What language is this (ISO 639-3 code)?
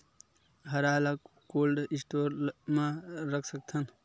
hne